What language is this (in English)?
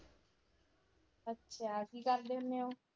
Punjabi